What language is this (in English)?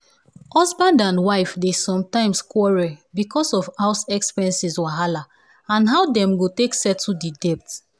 Nigerian Pidgin